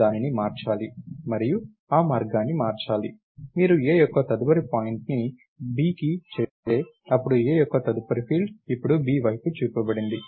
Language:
Telugu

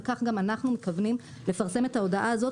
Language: Hebrew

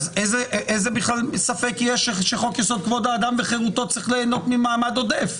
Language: Hebrew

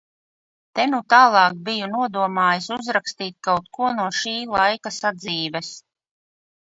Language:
Latvian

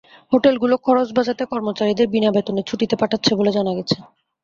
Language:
Bangla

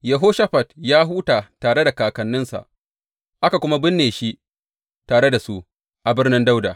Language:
Hausa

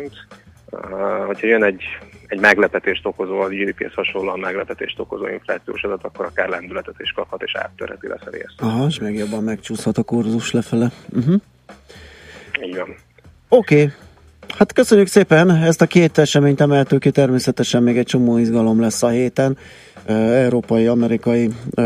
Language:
Hungarian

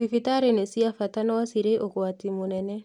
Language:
Kikuyu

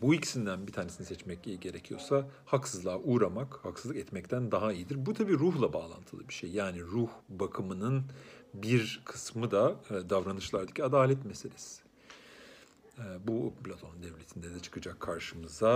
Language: Turkish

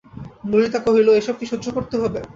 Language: Bangla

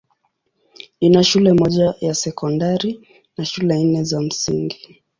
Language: Swahili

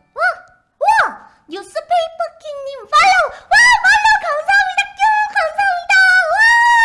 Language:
Korean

